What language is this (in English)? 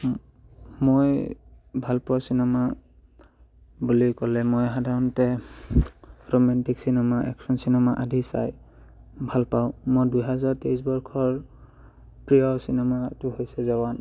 Assamese